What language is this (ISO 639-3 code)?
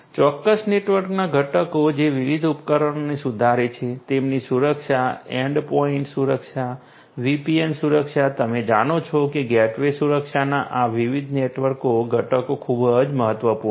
guj